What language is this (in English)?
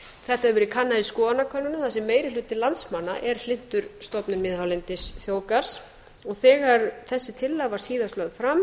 Icelandic